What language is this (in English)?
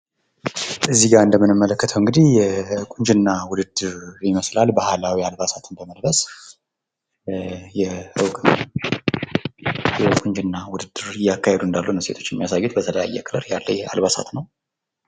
Amharic